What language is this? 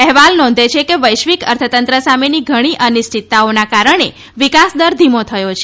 Gujarati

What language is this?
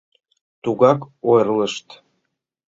Mari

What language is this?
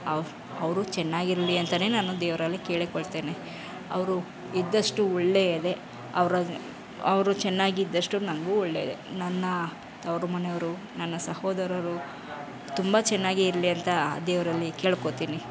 Kannada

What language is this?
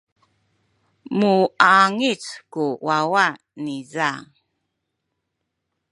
Sakizaya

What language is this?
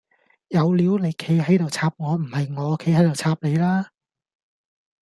Cantonese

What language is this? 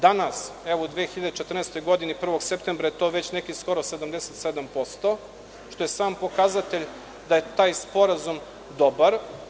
Serbian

